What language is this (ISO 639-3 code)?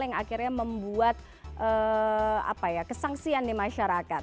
ind